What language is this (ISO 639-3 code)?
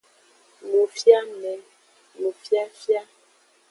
ajg